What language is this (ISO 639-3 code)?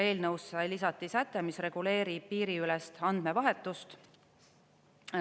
est